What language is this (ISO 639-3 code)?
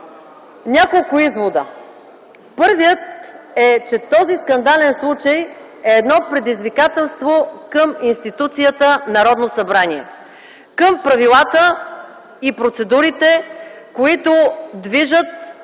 bul